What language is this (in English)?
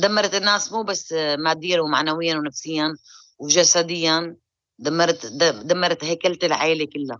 Arabic